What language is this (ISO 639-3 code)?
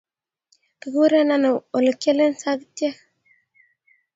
kln